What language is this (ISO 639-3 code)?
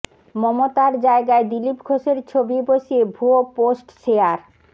ben